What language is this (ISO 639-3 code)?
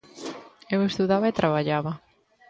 glg